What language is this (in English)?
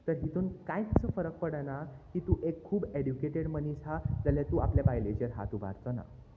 Konkani